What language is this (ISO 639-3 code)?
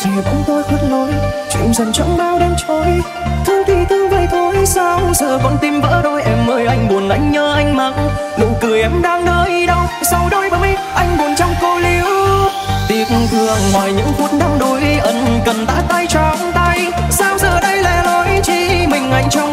vie